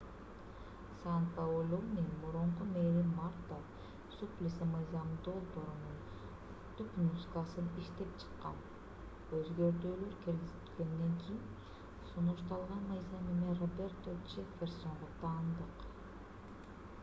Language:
Kyrgyz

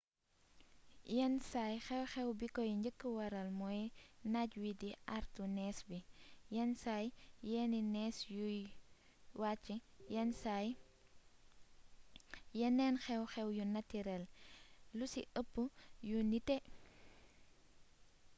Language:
Wolof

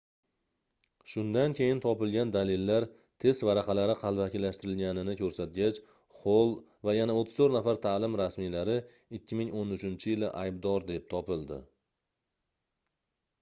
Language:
Uzbek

